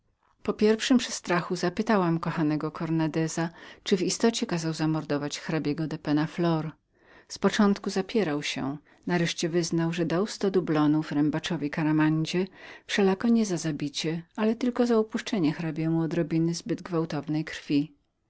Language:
Polish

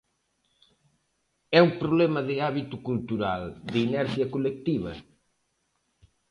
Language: Galician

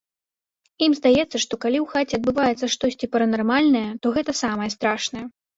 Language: Belarusian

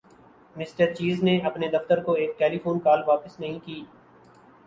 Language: Urdu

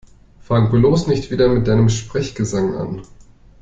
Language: German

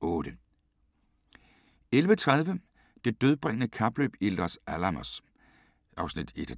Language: Danish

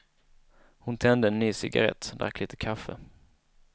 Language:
Swedish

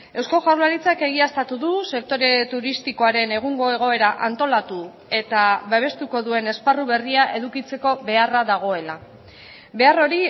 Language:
Basque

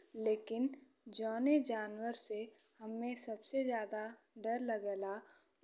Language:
Bhojpuri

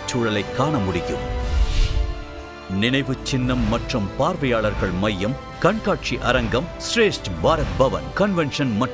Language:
Tamil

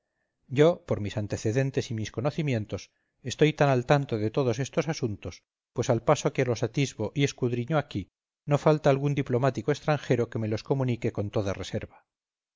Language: Spanish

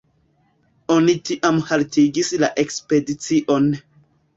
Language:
Esperanto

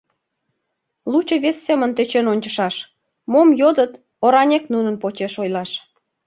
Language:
Mari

